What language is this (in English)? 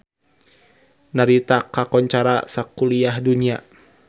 Sundanese